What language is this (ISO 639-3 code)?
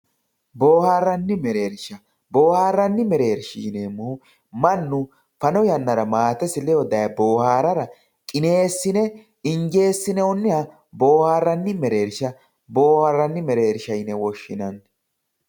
sid